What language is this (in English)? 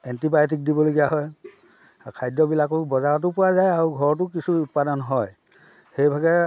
Assamese